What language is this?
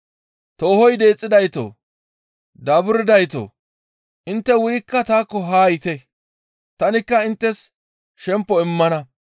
Gamo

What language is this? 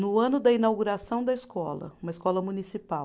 Portuguese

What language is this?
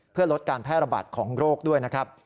Thai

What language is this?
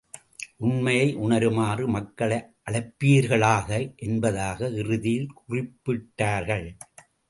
Tamil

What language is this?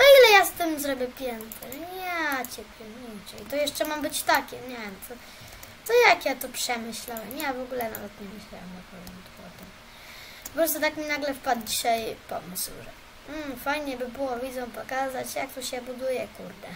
Polish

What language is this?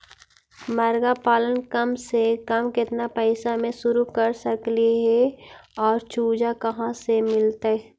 Magahi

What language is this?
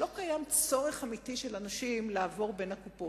Hebrew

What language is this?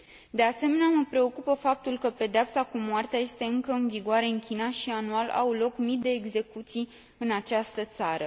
Romanian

